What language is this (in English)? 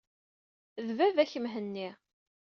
Kabyle